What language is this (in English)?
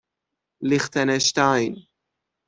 Persian